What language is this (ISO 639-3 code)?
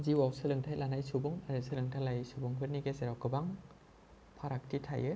brx